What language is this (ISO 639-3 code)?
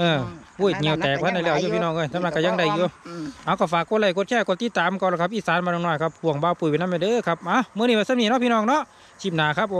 tha